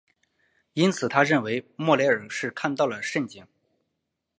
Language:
Chinese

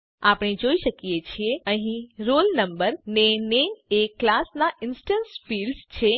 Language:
Gujarati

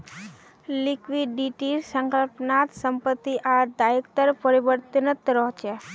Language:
Magahi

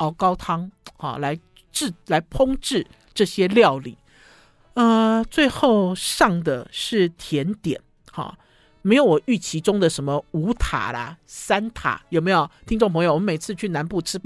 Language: Chinese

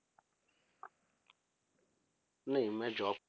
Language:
Punjabi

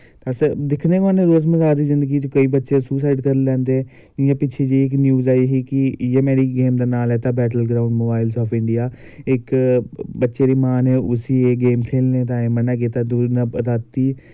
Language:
Dogri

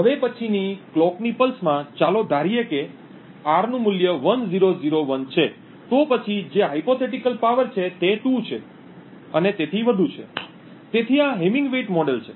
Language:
Gujarati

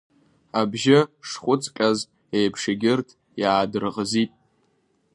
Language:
Abkhazian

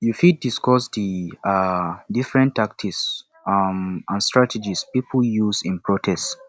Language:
Nigerian Pidgin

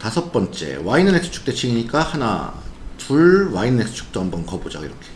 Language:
Korean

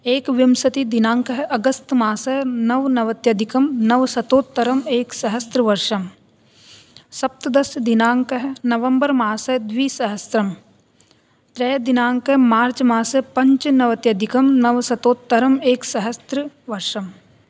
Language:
Sanskrit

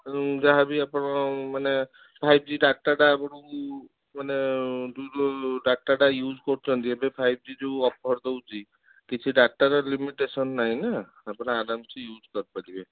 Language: Odia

